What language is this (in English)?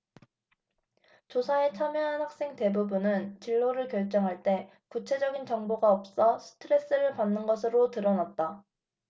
Korean